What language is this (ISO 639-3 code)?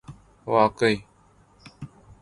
urd